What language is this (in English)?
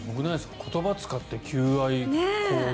Japanese